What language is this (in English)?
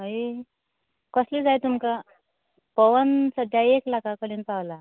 Konkani